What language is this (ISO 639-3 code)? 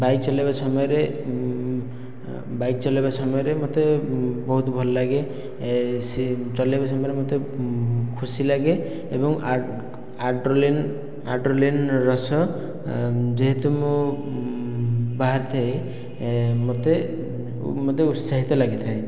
ori